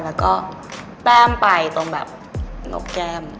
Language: Thai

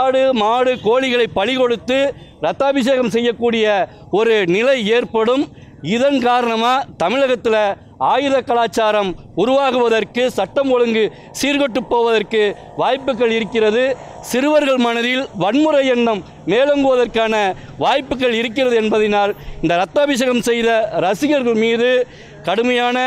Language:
Tamil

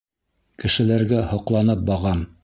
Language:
Bashkir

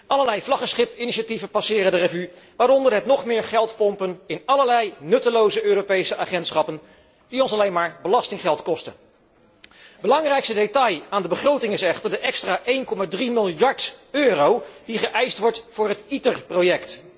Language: Dutch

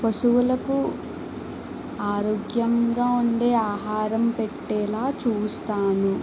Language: Telugu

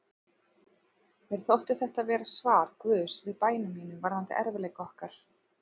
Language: Icelandic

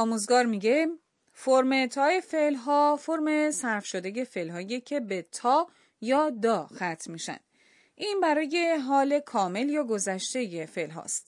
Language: Persian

